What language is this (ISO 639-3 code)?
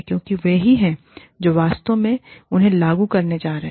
hin